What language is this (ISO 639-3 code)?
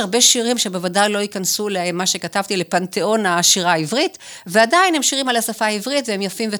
heb